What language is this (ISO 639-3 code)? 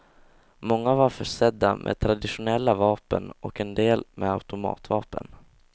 swe